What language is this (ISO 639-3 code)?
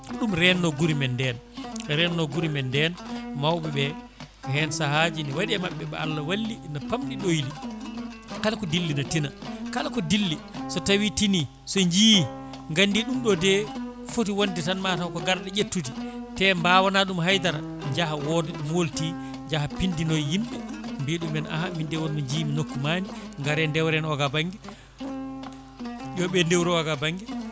ful